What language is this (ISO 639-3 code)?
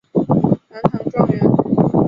zho